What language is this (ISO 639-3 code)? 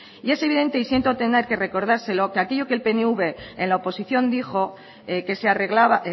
spa